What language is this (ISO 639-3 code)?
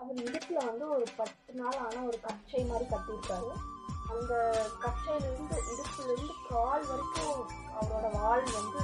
tam